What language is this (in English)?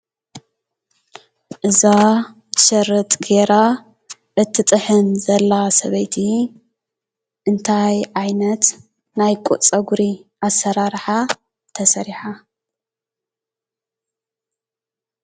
Tigrinya